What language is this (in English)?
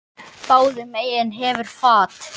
Icelandic